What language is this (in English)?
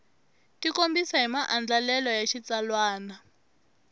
Tsonga